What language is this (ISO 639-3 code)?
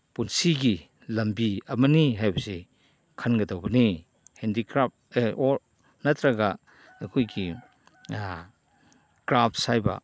mni